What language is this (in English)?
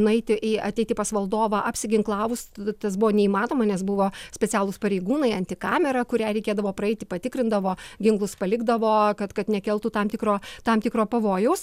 Lithuanian